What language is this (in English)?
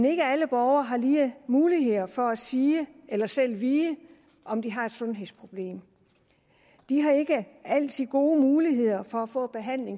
Danish